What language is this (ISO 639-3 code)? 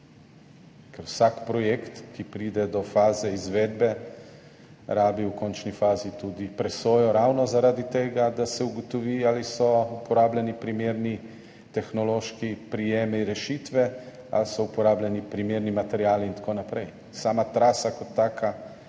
slv